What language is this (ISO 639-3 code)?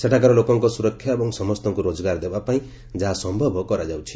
ori